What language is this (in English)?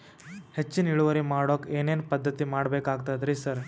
Kannada